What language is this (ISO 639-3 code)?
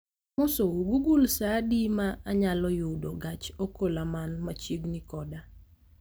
luo